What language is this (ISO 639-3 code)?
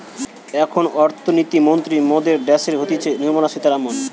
ben